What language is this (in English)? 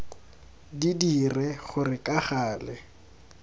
Tswana